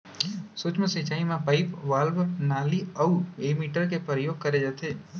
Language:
Chhattisgarhi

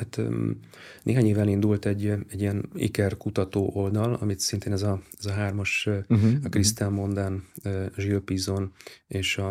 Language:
Hungarian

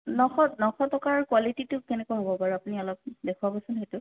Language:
Assamese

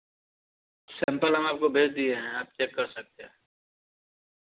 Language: Hindi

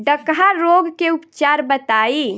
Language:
Bhojpuri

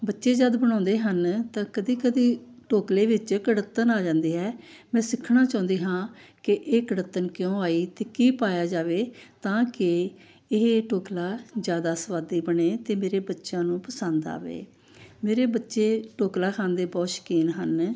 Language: Punjabi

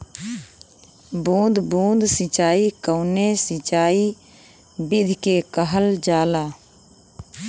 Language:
Bhojpuri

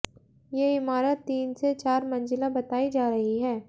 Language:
Hindi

